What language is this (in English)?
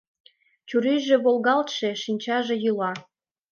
Mari